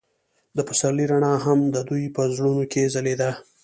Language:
Pashto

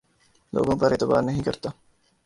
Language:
Urdu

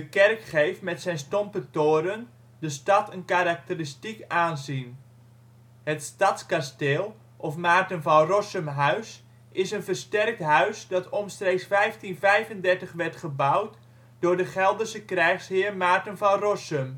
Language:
Dutch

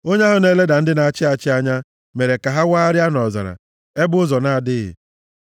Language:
Igbo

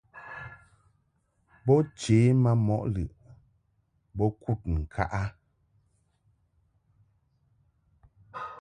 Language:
Mungaka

